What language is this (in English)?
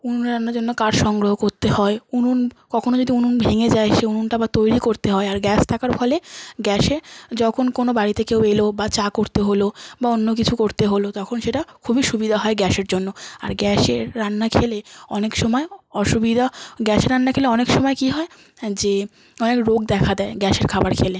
Bangla